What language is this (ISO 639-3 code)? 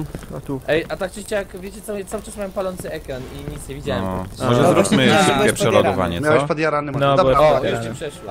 pol